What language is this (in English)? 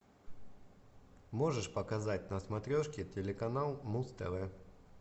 Russian